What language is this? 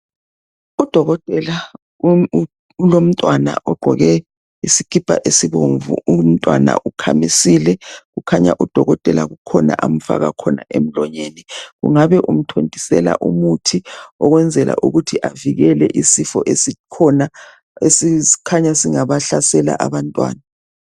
North Ndebele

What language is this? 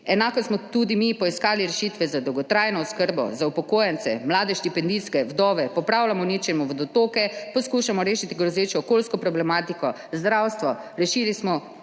Slovenian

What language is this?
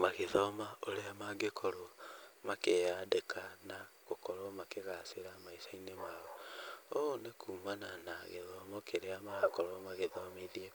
Kikuyu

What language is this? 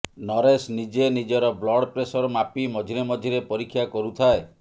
Odia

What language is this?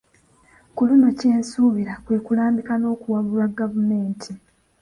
Ganda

